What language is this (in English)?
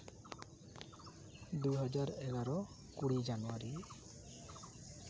Santali